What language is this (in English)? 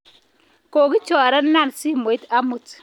Kalenjin